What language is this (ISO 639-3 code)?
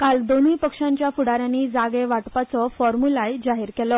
kok